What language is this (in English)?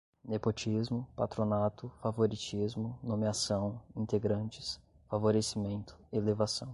Portuguese